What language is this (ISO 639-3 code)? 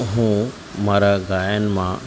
guj